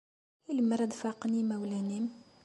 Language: Kabyle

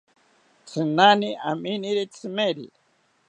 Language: South Ucayali Ashéninka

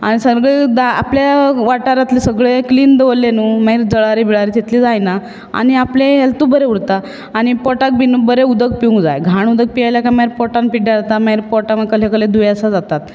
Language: Konkani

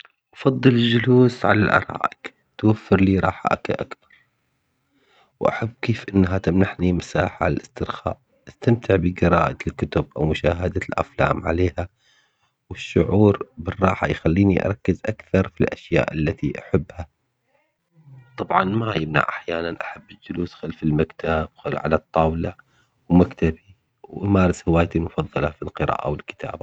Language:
Omani Arabic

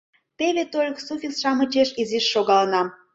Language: Mari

